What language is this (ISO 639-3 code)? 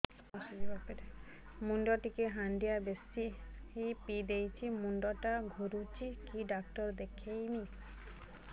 ori